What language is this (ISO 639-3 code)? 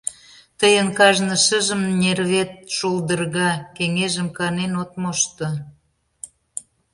chm